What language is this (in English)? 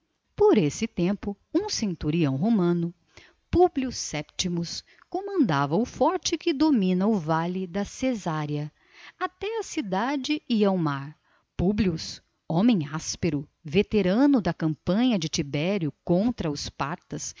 Portuguese